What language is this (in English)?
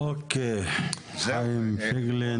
Hebrew